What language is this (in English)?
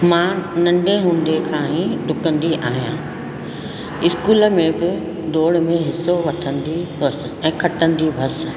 Sindhi